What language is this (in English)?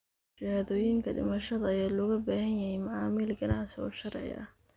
Somali